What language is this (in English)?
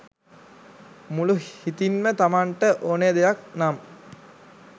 Sinhala